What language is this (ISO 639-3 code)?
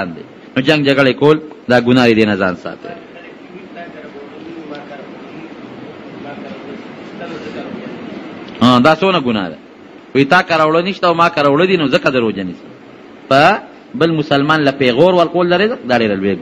ara